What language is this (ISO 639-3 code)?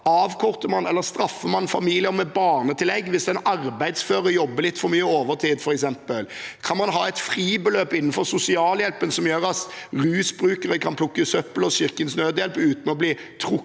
nor